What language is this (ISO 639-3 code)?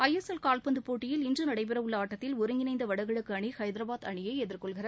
tam